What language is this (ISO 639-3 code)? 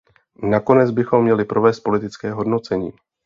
ces